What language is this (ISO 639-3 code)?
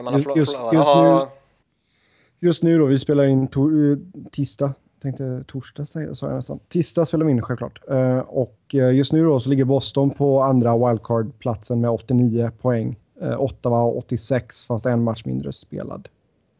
swe